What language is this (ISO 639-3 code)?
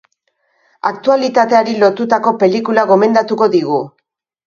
eus